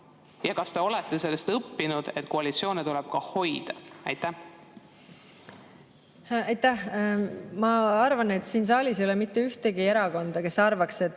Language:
Estonian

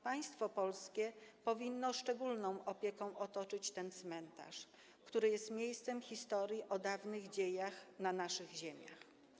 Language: Polish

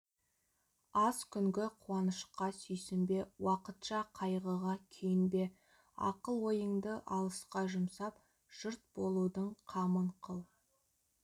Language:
Kazakh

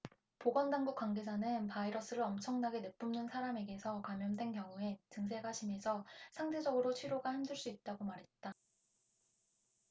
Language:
Korean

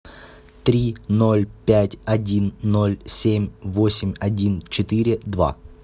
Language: Russian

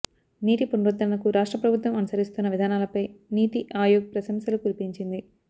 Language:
Telugu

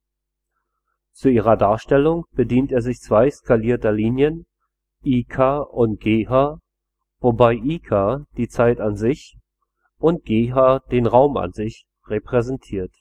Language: German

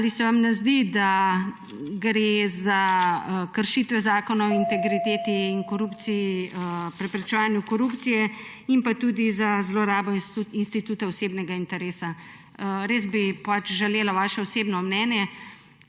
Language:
Slovenian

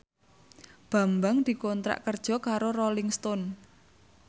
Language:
Javanese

